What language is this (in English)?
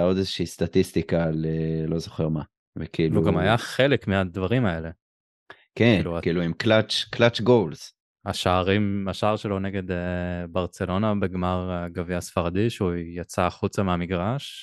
Hebrew